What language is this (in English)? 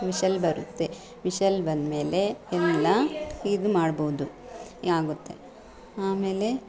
Kannada